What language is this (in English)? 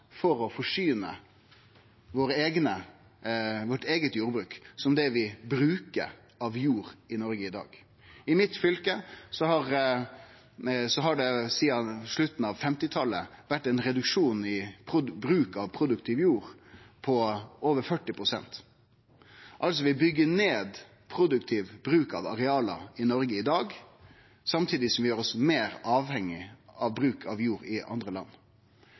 Norwegian Nynorsk